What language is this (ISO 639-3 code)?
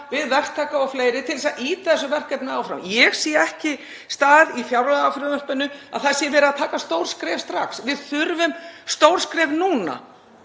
isl